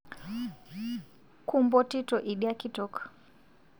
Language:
Masai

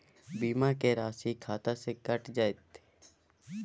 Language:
Maithili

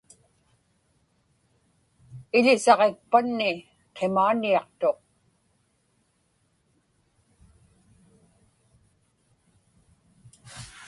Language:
Inupiaq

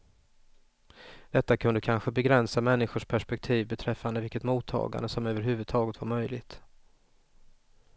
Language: Swedish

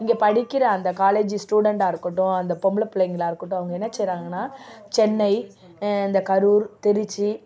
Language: Tamil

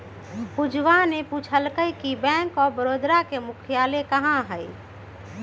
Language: Magahi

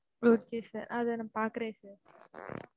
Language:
Tamil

